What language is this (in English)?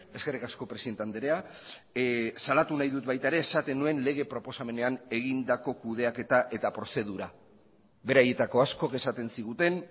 Basque